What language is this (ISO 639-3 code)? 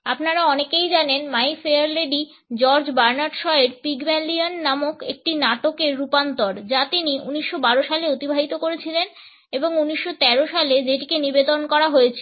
ben